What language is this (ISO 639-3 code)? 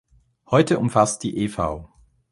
deu